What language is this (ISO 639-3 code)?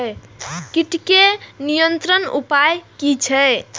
mai